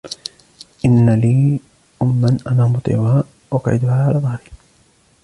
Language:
Arabic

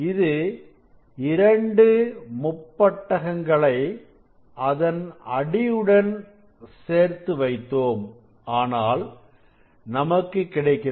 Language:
Tamil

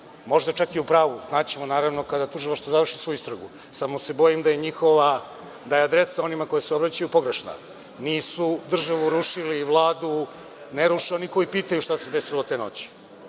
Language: Serbian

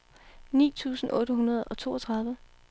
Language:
Danish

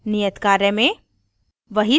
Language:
Hindi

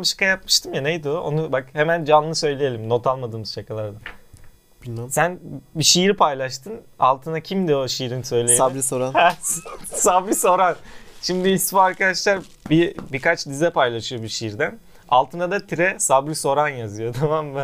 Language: Turkish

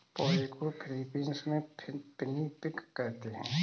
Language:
Hindi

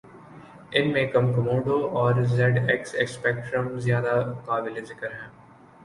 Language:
Urdu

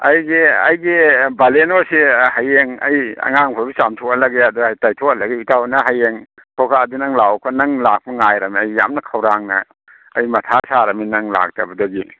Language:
Manipuri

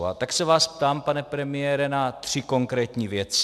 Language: Czech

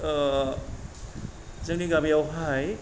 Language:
Bodo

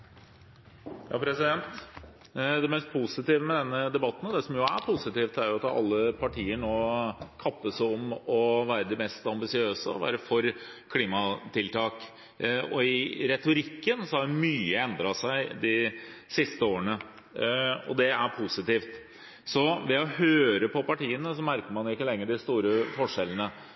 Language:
Norwegian Bokmål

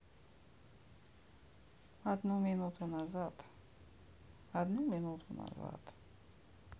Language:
Russian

